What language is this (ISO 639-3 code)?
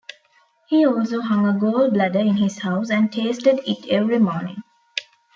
eng